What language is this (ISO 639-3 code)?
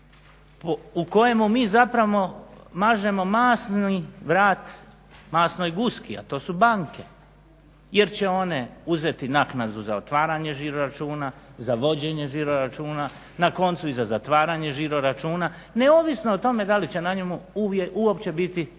hrv